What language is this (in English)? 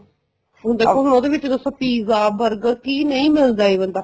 Punjabi